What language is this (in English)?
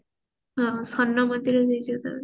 Odia